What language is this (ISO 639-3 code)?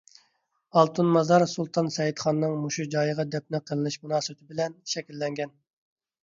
uig